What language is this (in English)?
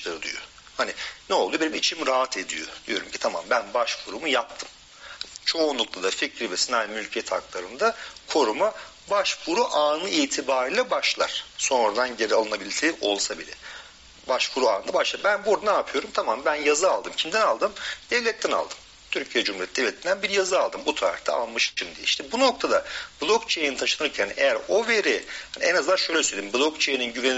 Turkish